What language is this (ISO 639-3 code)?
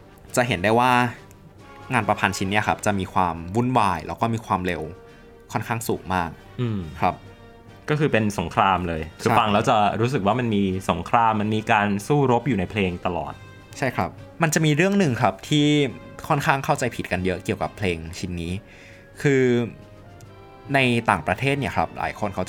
tha